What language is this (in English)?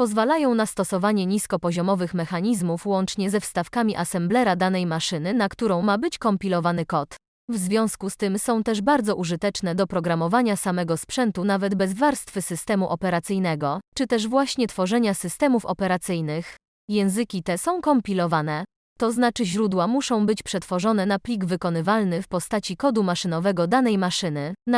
Polish